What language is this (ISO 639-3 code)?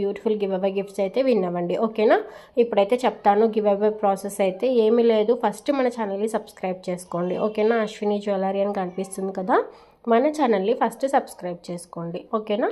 tel